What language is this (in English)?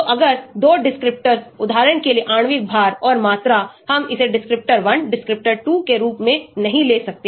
Hindi